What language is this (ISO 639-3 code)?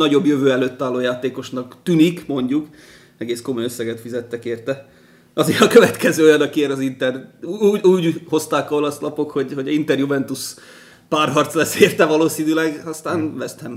hun